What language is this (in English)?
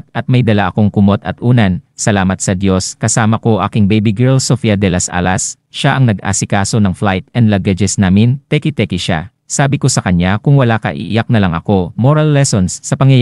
Filipino